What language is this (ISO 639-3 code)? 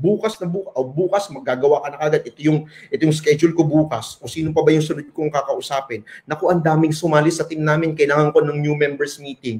fil